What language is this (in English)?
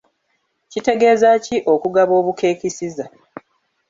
Ganda